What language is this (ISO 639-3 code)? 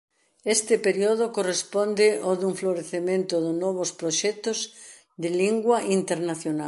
glg